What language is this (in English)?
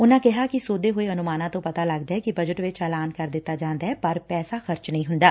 Punjabi